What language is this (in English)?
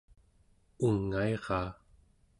Central Yupik